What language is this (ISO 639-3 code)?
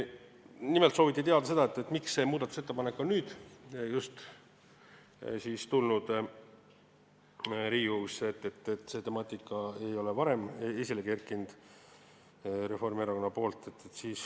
est